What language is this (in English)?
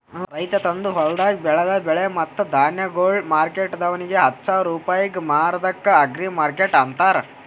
Kannada